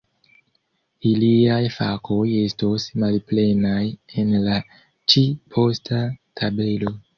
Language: Esperanto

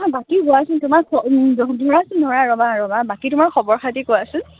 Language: Assamese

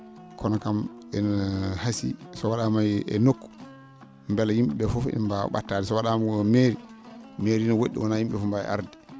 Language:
Fula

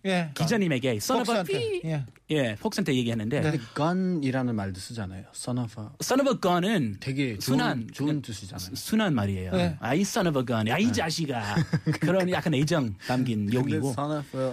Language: Korean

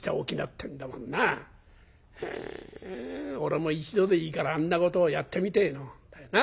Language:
Japanese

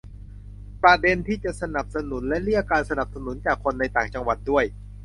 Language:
Thai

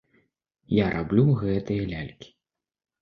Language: Belarusian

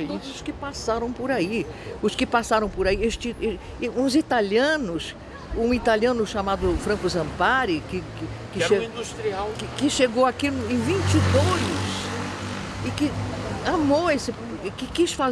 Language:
Portuguese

